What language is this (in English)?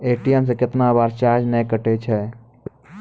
Maithili